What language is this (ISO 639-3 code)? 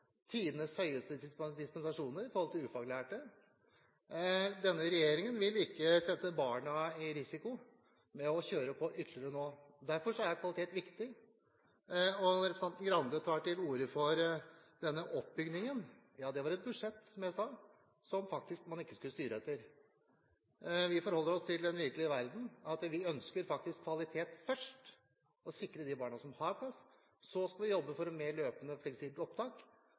nob